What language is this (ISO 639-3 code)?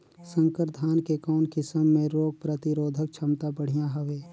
hne